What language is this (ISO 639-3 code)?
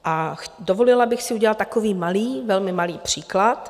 ces